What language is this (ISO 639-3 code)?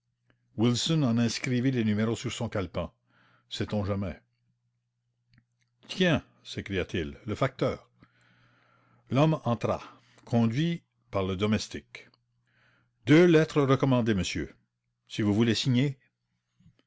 fra